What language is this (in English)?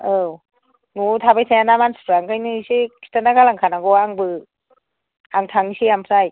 Bodo